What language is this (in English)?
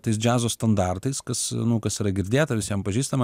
Lithuanian